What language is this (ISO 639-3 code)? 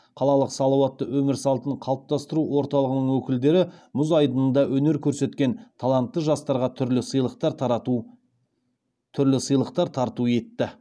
kaz